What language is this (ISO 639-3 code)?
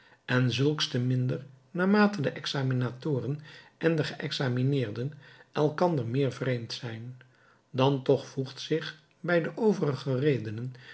nld